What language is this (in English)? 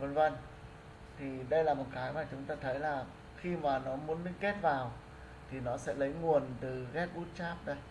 Vietnamese